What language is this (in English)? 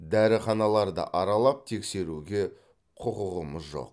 Kazakh